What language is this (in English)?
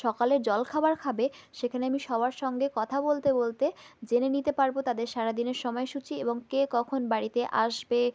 Bangla